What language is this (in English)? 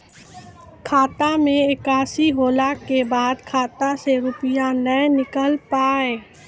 Maithili